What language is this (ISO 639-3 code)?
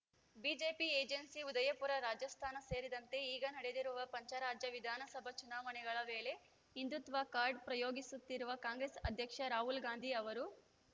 kan